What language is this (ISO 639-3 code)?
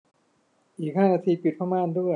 tha